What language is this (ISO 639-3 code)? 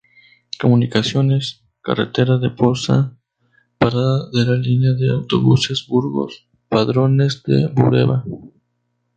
spa